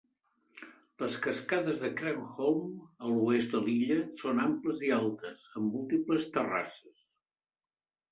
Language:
Catalan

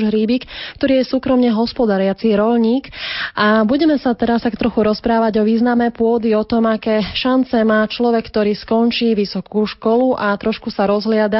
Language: Slovak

